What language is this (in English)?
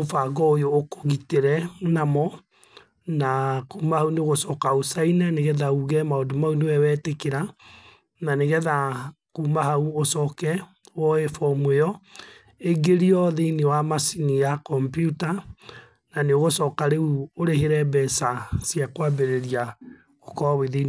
Kikuyu